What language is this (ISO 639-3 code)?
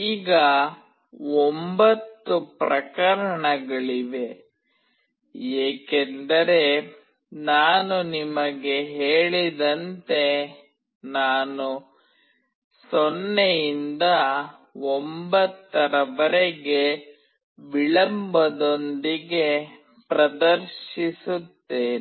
kan